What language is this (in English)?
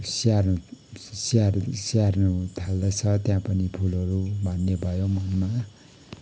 Nepali